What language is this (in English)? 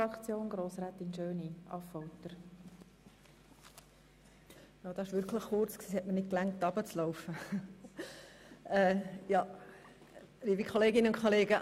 Swiss German